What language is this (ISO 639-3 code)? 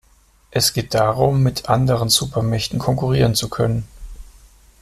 deu